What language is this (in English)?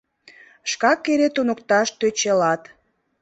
Mari